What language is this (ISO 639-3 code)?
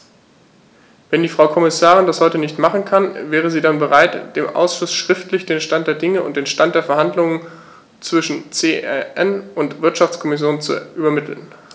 deu